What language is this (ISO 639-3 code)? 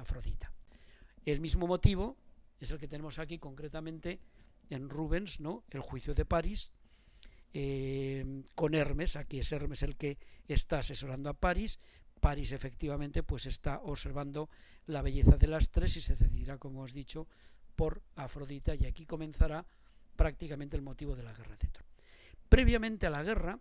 spa